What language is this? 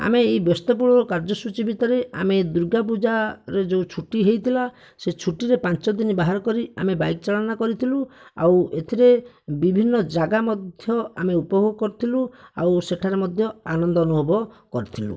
Odia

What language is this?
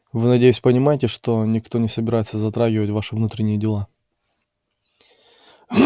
Russian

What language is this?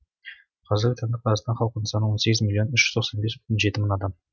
Kazakh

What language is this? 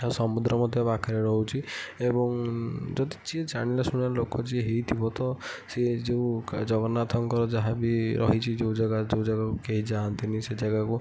Odia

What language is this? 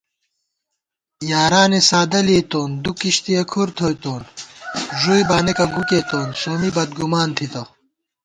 Gawar-Bati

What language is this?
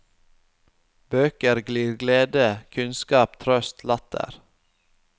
Norwegian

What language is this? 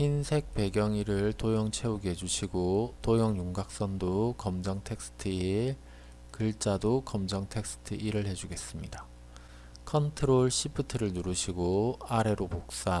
Korean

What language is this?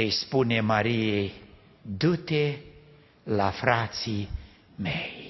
Romanian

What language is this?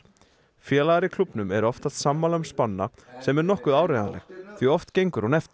Icelandic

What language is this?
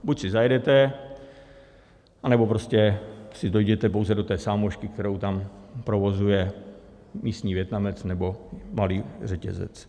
Czech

